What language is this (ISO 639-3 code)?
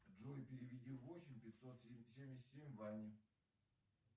rus